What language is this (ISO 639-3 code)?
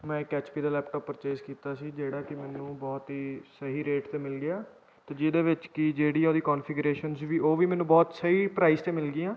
pan